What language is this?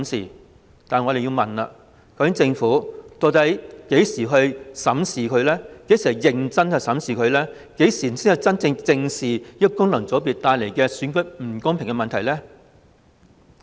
Cantonese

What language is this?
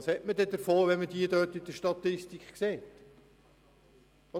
Swiss German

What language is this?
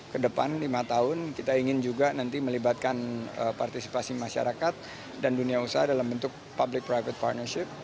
Indonesian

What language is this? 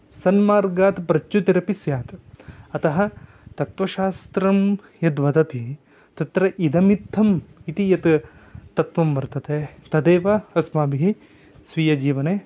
Sanskrit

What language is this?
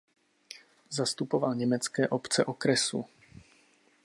Czech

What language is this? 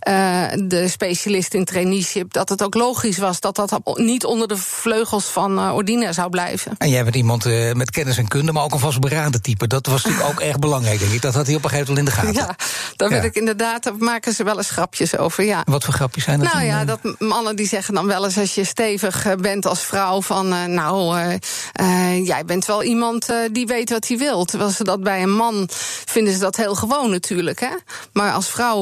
Dutch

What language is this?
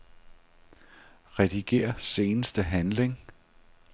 Danish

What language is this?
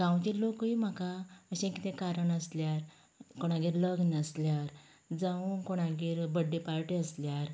Konkani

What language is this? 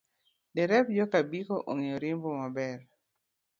Luo (Kenya and Tanzania)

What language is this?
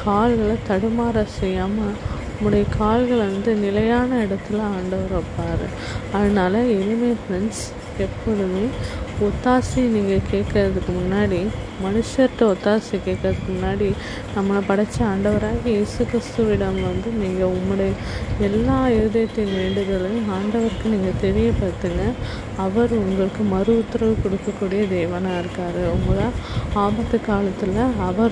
Tamil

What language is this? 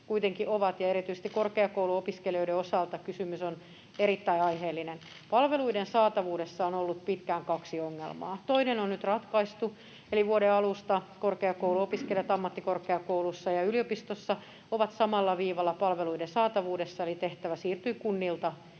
Finnish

